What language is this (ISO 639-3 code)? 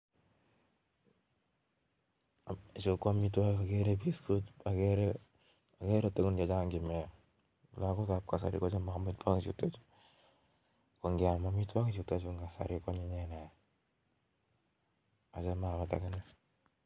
kln